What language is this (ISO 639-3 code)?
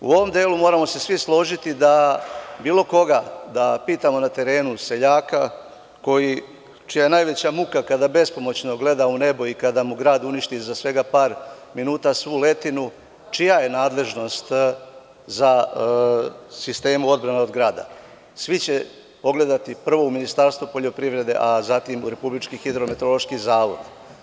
srp